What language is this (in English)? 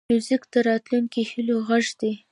Pashto